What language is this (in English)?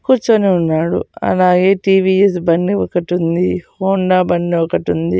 Telugu